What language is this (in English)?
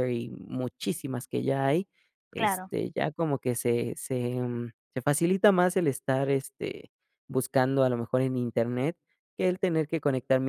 Spanish